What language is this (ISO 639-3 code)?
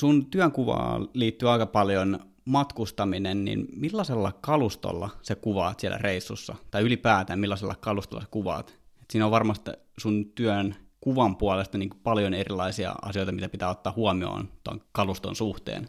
fin